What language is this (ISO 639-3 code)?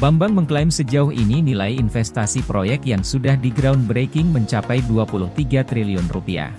ind